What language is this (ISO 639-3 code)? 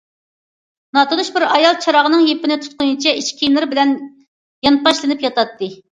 uig